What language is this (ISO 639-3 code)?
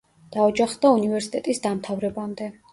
kat